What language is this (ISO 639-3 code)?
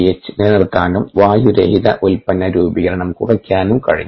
mal